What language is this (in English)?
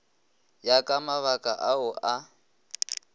Northern Sotho